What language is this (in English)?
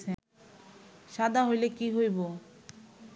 Bangla